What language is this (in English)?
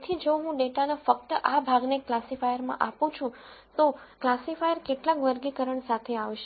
Gujarati